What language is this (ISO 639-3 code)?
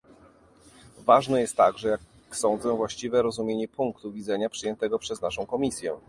pol